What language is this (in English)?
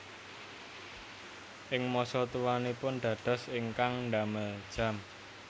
Javanese